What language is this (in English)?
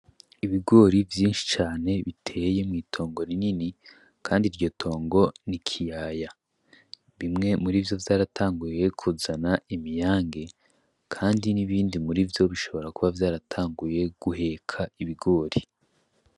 Rundi